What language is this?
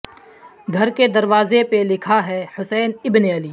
Urdu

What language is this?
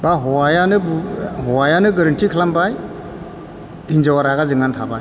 Bodo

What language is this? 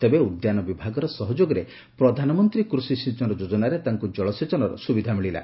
Odia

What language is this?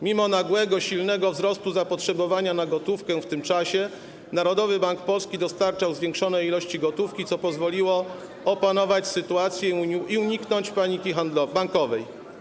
Polish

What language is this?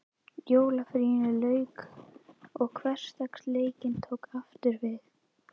Icelandic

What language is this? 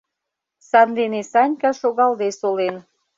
Mari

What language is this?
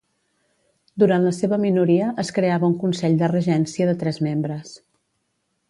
Catalan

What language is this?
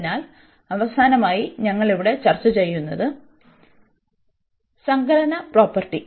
Malayalam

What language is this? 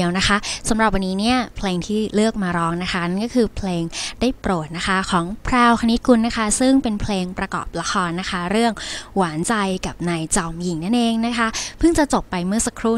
Thai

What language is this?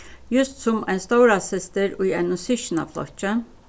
Faroese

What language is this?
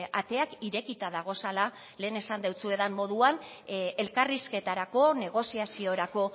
Basque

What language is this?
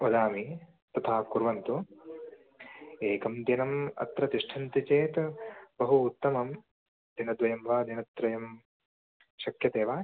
Sanskrit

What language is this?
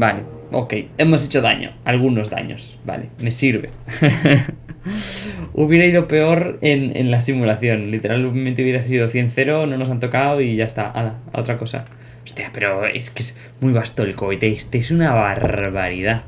Spanish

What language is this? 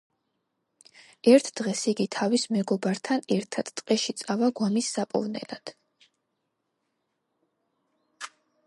Georgian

